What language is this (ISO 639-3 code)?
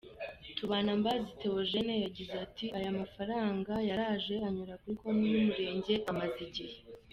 kin